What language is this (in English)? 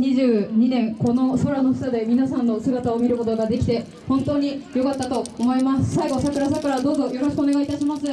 Japanese